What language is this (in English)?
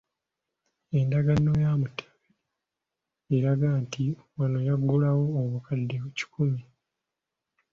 Ganda